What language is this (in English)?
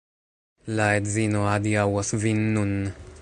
Esperanto